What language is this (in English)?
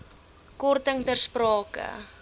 Afrikaans